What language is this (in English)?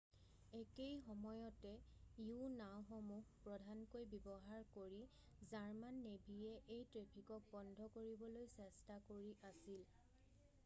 Assamese